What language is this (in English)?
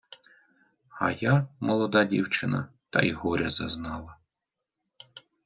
Ukrainian